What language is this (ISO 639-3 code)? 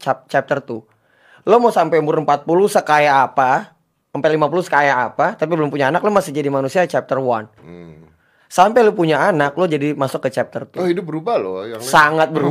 ind